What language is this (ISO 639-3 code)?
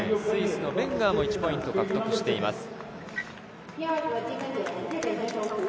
jpn